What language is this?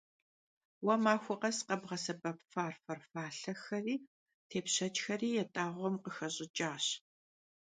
Kabardian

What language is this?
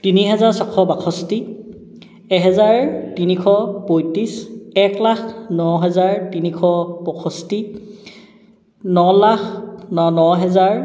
Assamese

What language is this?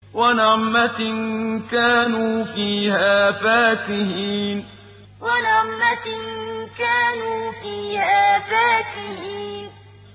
Arabic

